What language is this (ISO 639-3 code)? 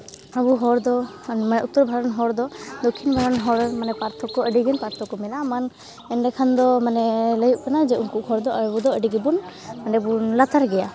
sat